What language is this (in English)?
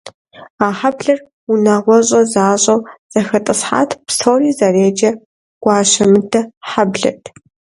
Kabardian